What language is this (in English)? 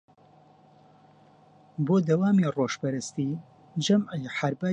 Central Kurdish